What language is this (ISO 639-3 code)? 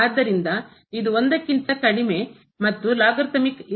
kan